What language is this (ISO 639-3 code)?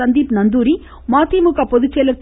tam